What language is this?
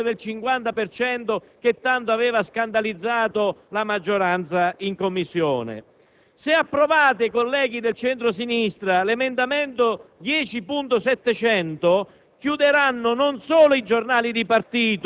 Italian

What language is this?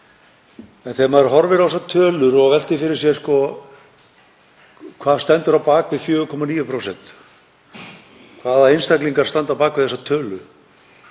Icelandic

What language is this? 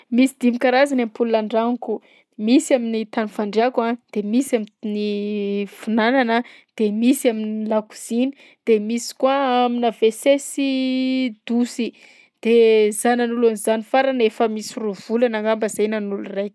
Southern Betsimisaraka Malagasy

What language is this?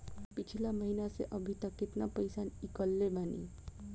Bhojpuri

